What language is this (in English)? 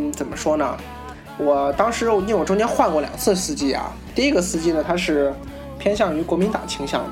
Chinese